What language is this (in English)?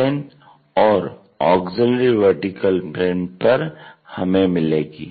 Hindi